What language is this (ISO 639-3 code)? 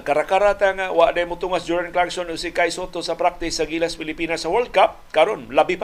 fil